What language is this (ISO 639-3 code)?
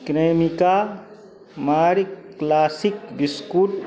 mai